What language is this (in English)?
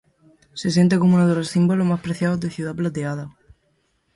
Spanish